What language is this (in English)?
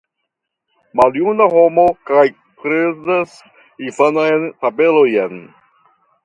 Esperanto